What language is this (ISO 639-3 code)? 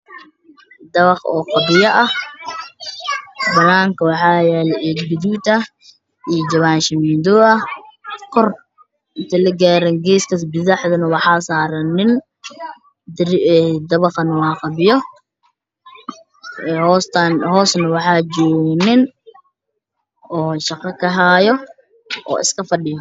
som